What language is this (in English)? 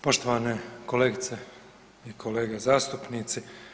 Croatian